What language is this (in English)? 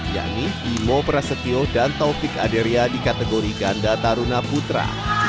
Indonesian